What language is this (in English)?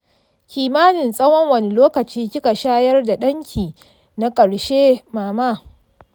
Hausa